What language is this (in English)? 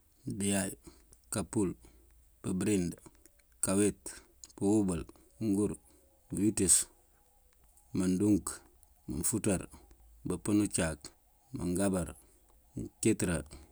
Mandjak